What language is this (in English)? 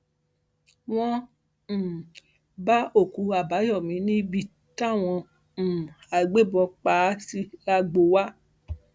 Yoruba